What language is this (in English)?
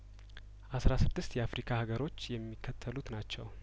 Amharic